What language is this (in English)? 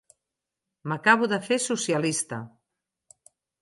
Catalan